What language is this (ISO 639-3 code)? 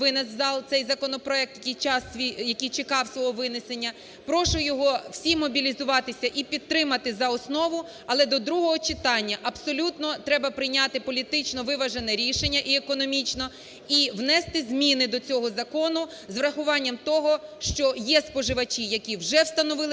ukr